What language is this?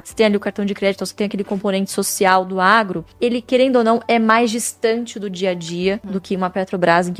Portuguese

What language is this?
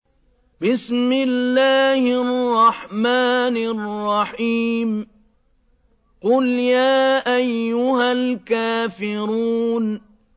Arabic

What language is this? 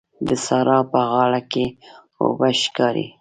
Pashto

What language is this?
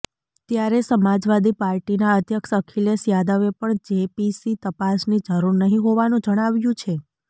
Gujarati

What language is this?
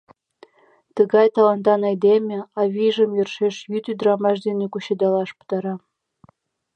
Mari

